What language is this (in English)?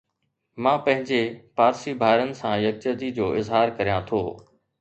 Sindhi